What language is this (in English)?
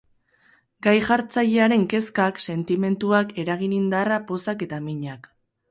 Basque